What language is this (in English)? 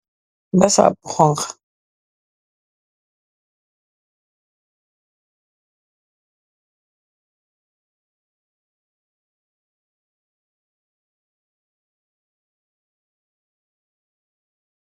Wolof